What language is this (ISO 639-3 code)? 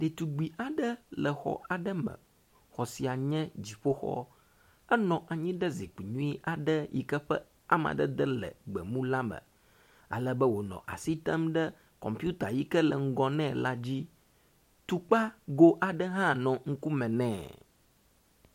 ewe